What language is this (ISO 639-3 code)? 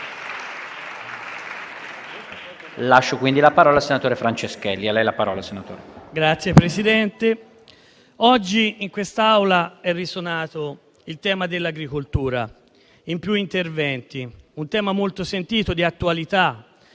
ita